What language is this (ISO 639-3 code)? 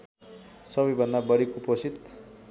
nep